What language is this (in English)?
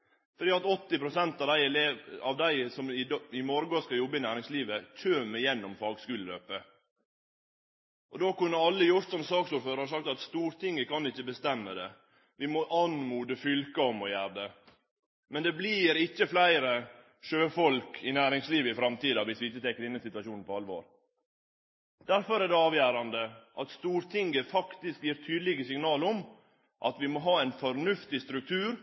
Norwegian Nynorsk